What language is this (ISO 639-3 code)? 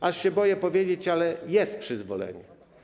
pol